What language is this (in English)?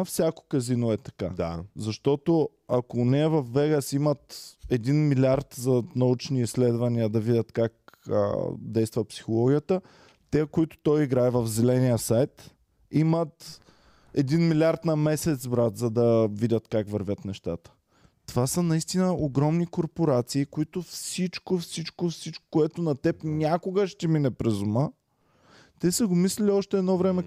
Bulgarian